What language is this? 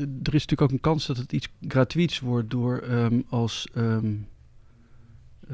Dutch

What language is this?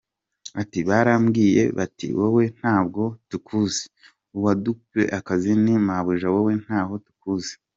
Kinyarwanda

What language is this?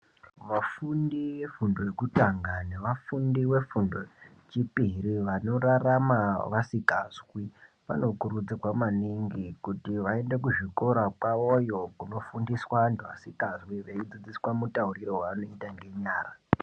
Ndau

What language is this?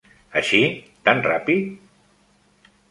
Catalan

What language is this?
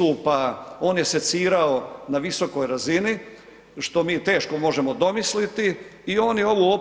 Croatian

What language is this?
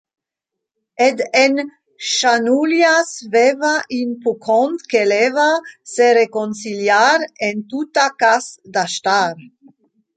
Romansh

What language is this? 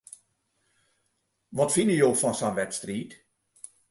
Western Frisian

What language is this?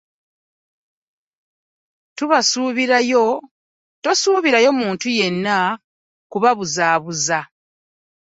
Ganda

